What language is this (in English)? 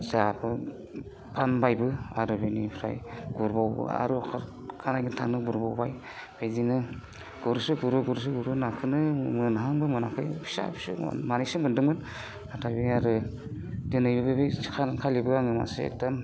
Bodo